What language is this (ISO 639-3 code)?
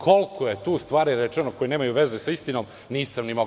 srp